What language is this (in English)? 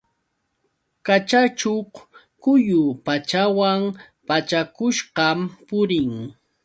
Yauyos Quechua